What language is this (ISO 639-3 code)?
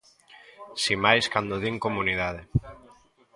glg